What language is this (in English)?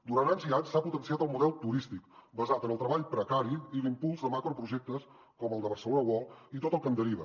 Catalan